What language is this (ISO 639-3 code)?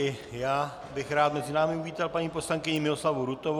ces